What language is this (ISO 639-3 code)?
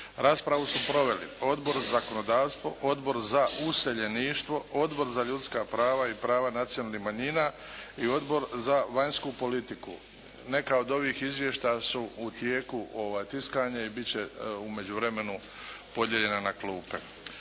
hrv